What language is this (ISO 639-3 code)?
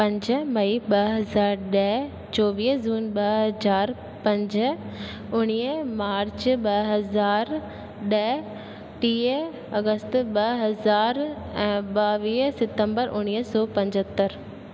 snd